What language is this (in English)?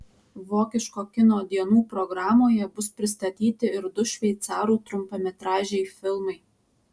Lithuanian